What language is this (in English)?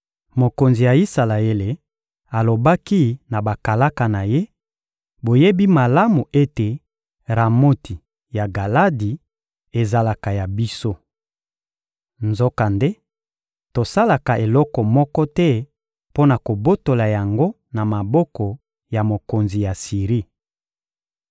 Lingala